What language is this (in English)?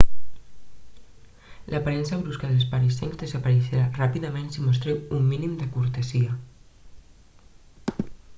Catalan